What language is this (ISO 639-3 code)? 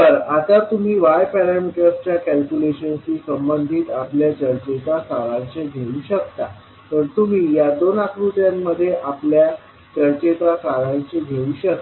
mar